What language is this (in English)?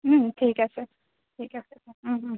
Assamese